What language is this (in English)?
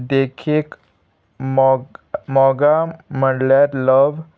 Konkani